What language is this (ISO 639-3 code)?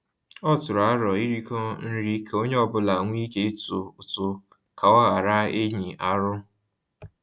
ibo